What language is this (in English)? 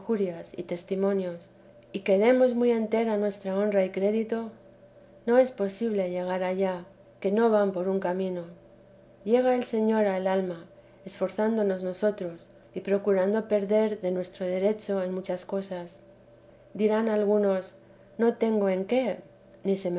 Spanish